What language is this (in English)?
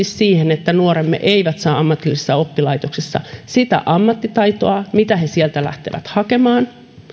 Finnish